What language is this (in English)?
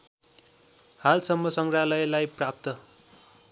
Nepali